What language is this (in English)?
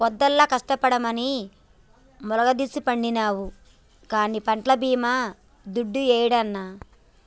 Telugu